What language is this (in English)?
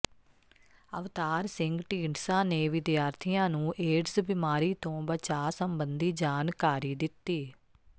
Punjabi